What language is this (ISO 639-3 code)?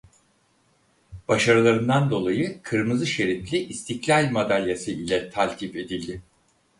tur